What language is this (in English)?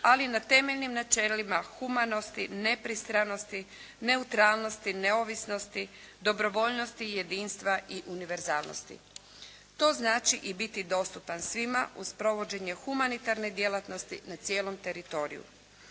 Croatian